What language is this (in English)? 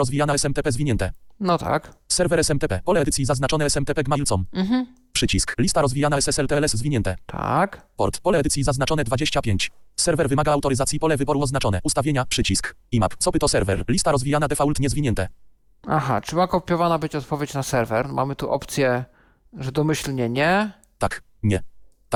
Polish